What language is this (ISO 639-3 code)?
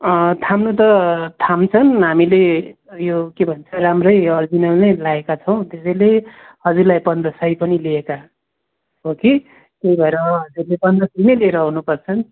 nep